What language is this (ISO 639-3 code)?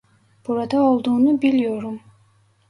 tur